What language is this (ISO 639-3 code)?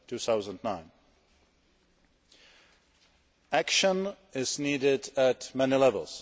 eng